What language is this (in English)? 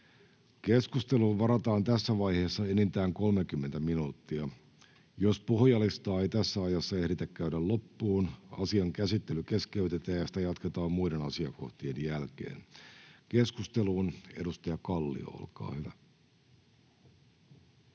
Finnish